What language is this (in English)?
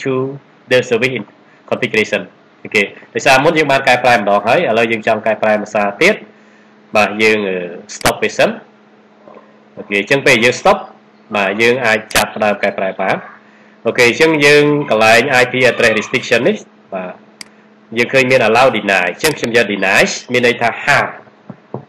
Vietnamese